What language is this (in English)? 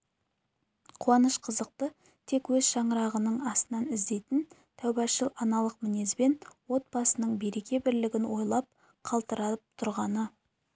Kazakh